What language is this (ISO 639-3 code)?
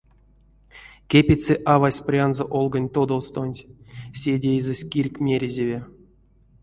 myv